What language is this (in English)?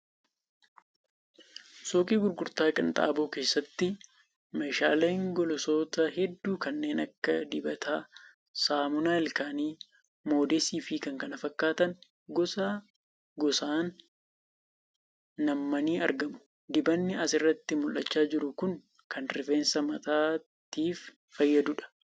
Oromo